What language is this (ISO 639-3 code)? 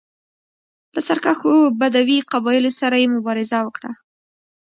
pus